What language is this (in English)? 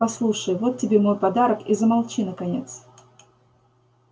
Russian